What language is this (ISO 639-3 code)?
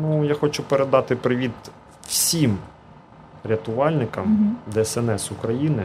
ukr